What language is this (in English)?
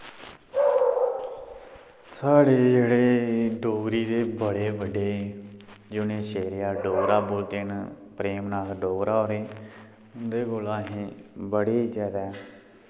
Dogri